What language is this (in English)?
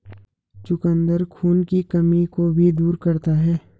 Hindi